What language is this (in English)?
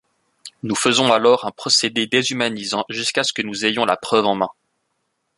French